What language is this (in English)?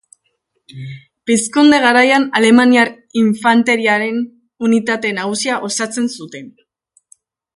Basque